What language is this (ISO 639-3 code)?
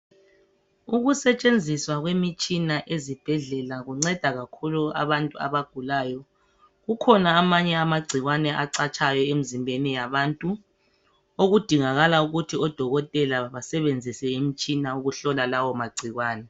nde